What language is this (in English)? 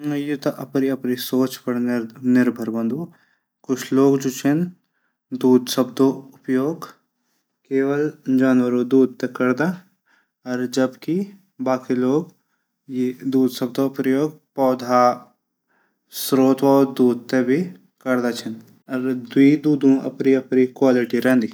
Garhwali